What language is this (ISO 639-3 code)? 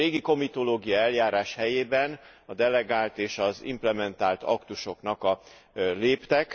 hun